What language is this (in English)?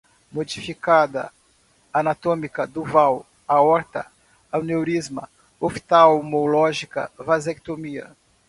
Portuguese